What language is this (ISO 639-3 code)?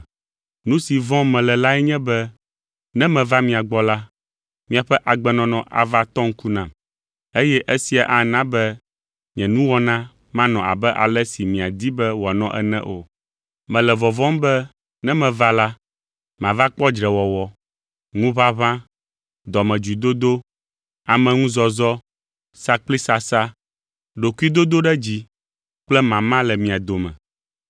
ewe